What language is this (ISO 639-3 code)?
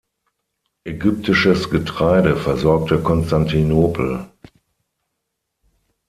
deu